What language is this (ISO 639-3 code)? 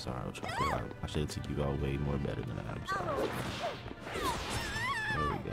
eng